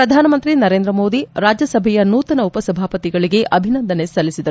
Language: Kannada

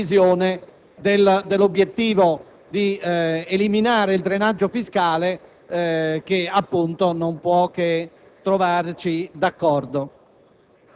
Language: Italian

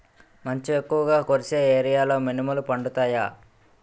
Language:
Telugu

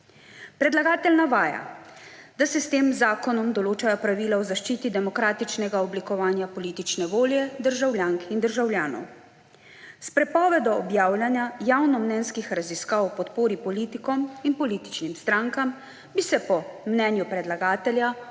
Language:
Slovenian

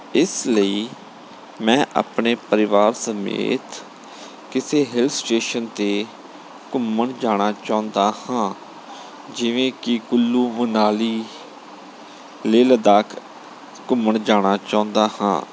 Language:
Punjabi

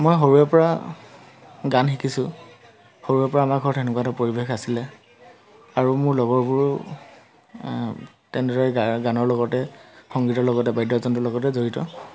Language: Assamese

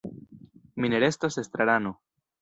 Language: Esperanto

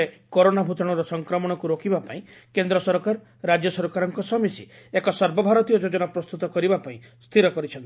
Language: Odia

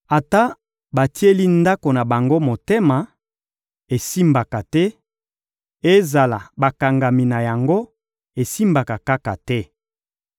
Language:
Lingala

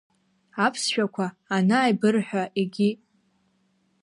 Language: Abkhazian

